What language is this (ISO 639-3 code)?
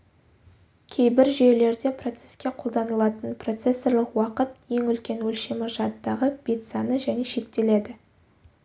kaz